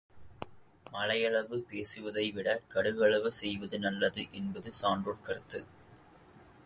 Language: Tamil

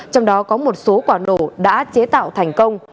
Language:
Vietnamese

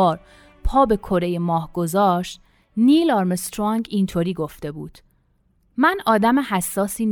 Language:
Persian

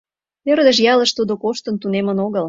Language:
Mari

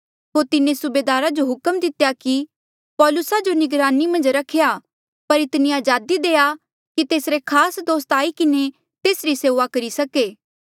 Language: Mandeali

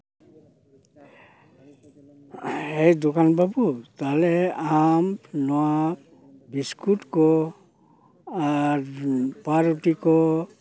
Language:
Santali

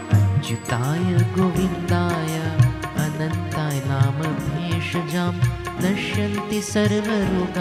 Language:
Hindi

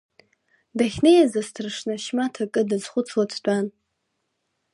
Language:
Abkhazian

